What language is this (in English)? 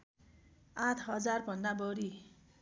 Nepali